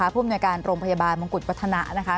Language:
Thai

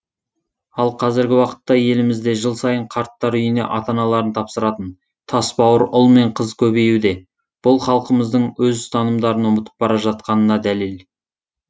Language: Kazakh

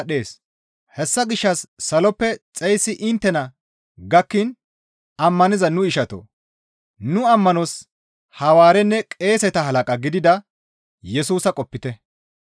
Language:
Gamo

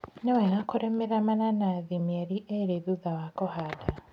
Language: Kikuyu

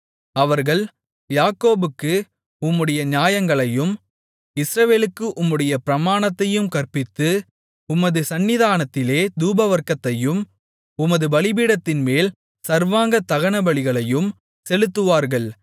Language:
Tamil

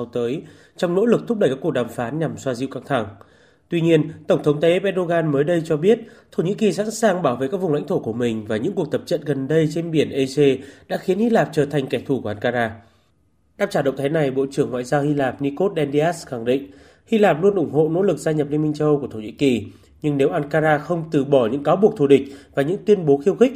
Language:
Vietnamese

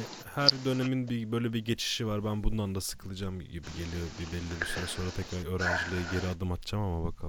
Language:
Turkish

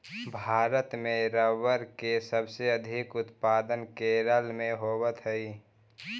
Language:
Magahi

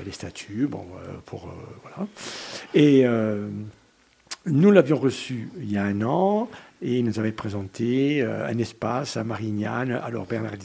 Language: French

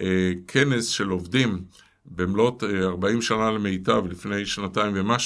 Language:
Hebrew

